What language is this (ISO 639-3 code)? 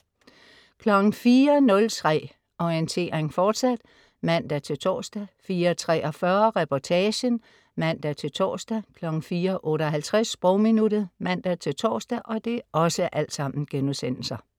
dan